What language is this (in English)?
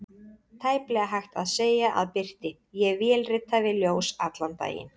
Icelandic